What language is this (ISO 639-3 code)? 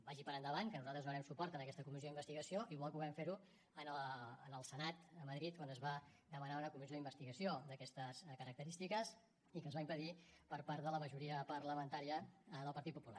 cat